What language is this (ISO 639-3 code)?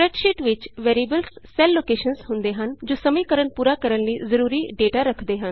pan